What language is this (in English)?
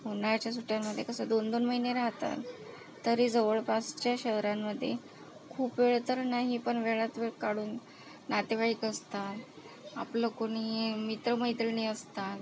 Marathi